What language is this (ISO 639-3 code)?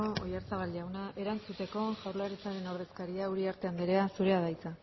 eus